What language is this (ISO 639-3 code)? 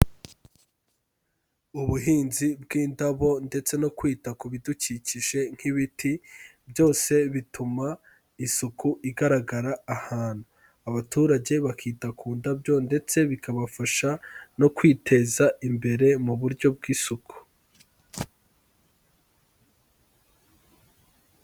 kin